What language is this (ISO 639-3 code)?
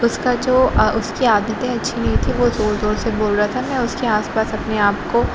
urd